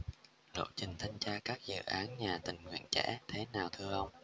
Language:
Vietnamese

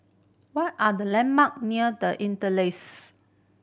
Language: English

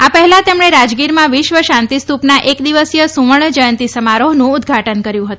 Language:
Gujarati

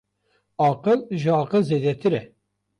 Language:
Kurdish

